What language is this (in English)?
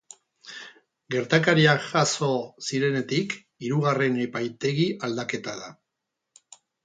Basque